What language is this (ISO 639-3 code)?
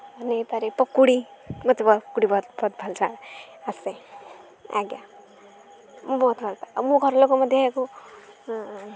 ori